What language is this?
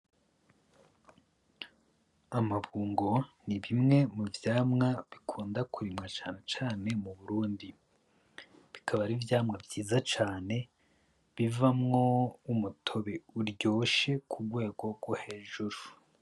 Rundi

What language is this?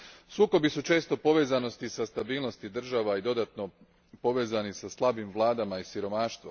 Croatian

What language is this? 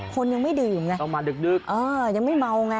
Thai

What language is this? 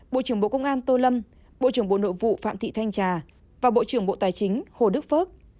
Vietnamese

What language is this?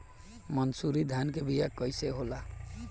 Bhojpuri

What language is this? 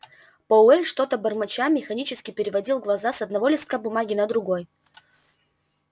Russian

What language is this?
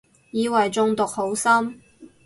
Cantonese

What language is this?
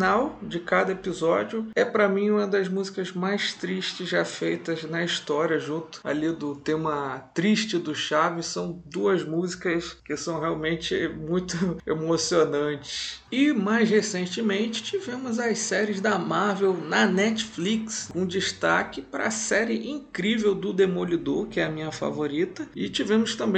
Portuguese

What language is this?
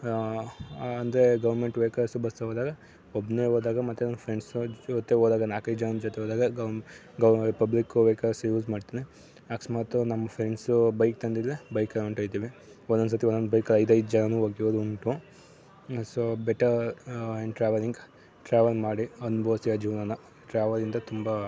Kannada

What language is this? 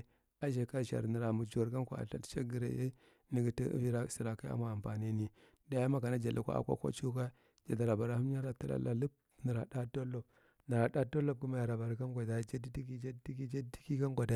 Marghi Central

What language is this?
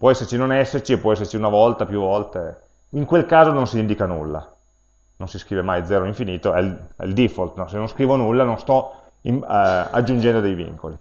Italian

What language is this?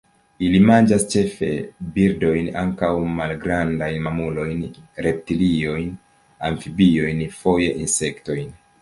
Esperanto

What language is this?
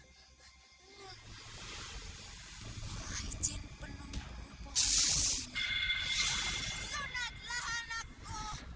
Indonesian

